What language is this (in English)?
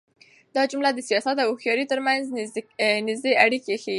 Pashto